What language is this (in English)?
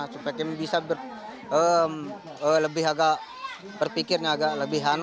Indonesian